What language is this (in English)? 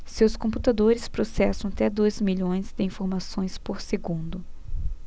Portuguese